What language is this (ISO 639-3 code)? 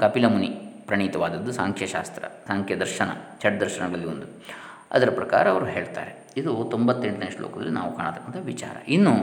kan